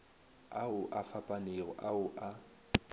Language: Northern Sotho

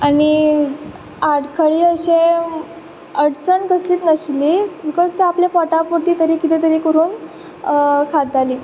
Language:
Konkani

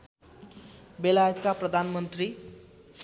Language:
Nepali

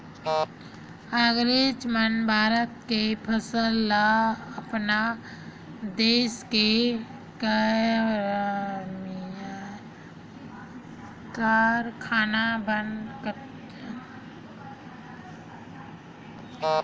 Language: Chhattisgarhi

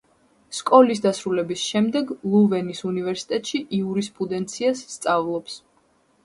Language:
Georgian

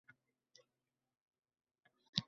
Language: Uzbek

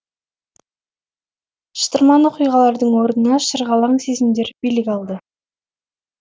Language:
Kazakh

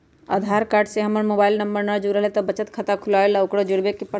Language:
Magahi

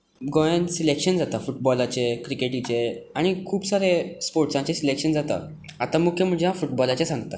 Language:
Konkani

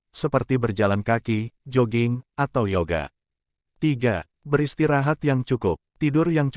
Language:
Indonesian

